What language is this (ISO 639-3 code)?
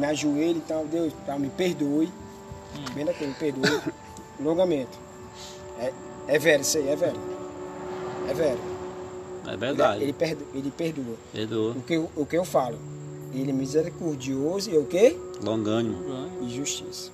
por